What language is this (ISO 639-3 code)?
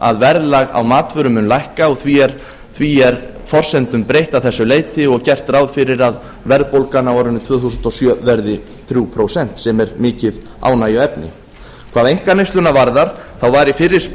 isl